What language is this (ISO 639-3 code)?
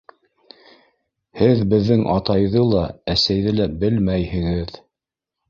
bak